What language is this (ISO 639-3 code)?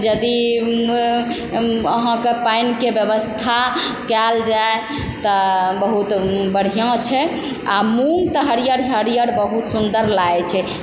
mai